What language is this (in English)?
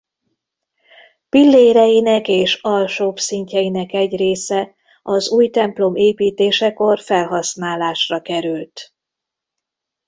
Hungarian